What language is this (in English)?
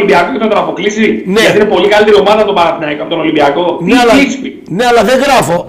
Greek